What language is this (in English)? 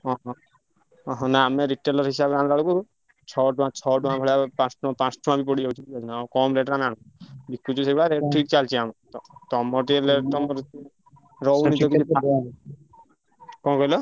Odia